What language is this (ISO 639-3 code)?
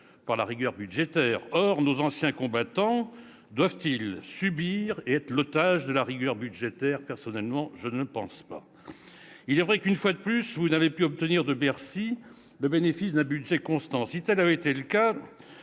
fra